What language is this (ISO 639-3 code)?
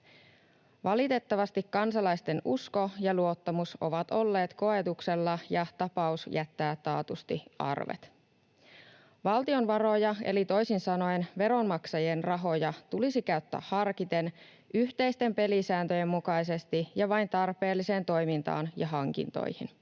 fin